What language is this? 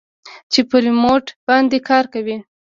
Pashto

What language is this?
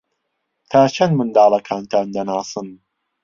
Central Kurdish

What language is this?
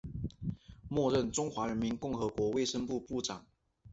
Chinese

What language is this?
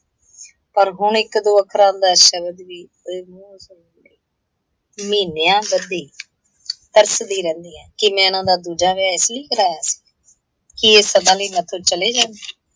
Punjabi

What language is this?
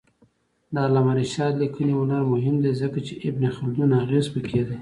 Pashto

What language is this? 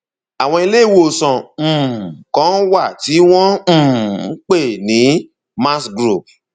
Yoruba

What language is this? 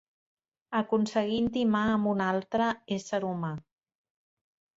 Catalan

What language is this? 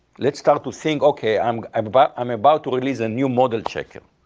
English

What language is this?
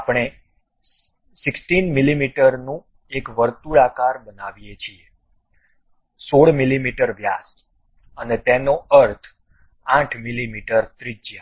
Gujarati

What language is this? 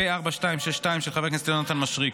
Hebrew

